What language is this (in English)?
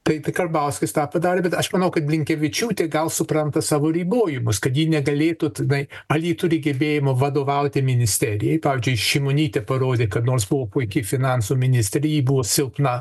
Lithuanian